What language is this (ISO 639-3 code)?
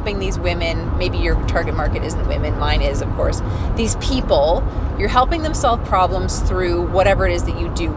eng